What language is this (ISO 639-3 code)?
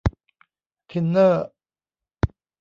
tha